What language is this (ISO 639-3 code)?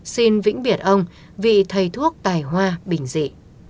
vie